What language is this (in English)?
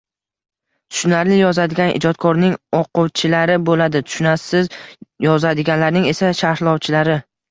Uzbek